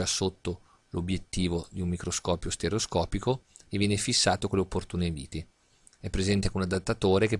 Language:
Italian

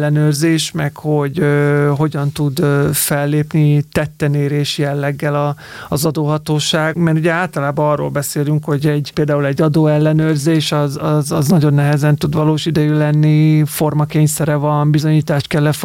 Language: Hungarian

